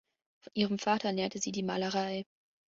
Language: German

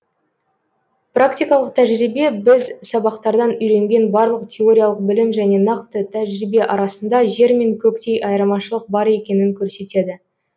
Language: Kazakh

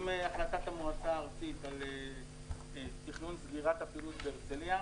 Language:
Hebrew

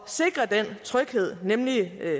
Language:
Danish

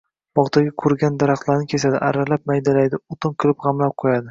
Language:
Uzbek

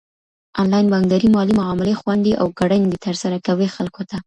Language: Pashto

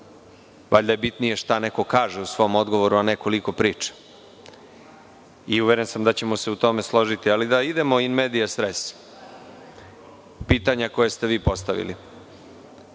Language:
Serbian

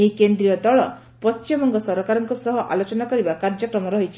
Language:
Odia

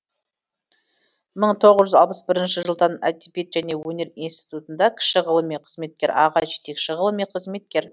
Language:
Kazakh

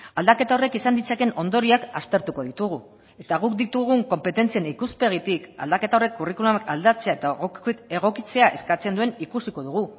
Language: Basque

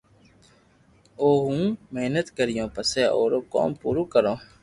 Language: Loarki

